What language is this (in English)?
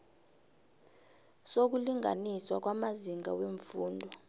South Ndebele